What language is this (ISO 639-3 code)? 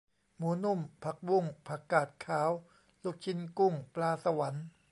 tha